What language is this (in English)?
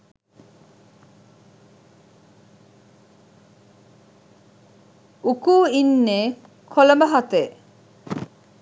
Sinhala